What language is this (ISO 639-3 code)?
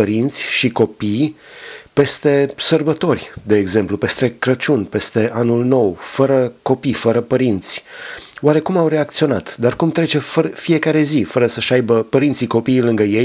ron